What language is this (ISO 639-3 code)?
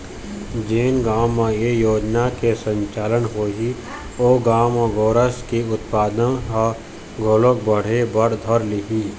hne